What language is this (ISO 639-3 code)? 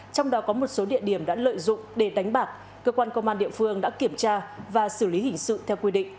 vie